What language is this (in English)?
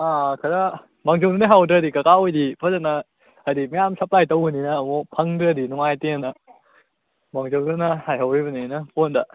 Manipuri